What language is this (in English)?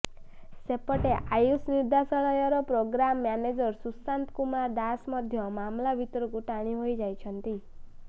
Odia